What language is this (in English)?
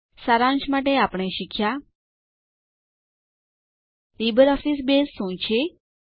Gujarati